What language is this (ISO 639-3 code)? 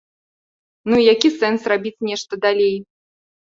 bel